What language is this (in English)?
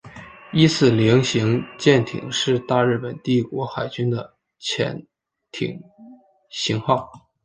Chinese